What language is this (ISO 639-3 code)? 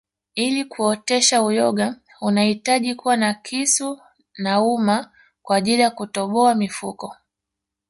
swa